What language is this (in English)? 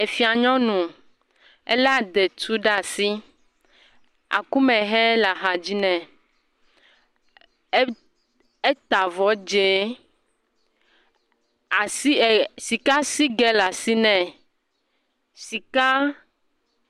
Ewe